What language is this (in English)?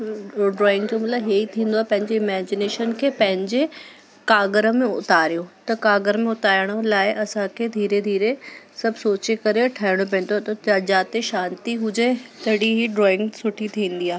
Sindhi